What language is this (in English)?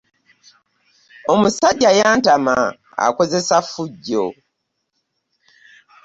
Ganda